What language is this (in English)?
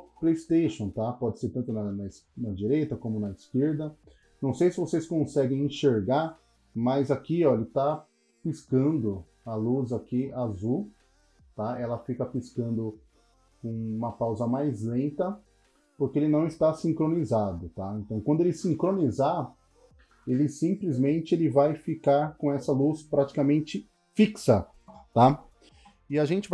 Portuguese